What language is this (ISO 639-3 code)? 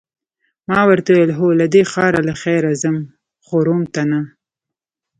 pus